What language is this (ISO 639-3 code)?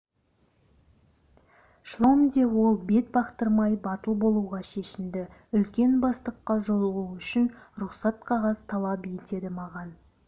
kaz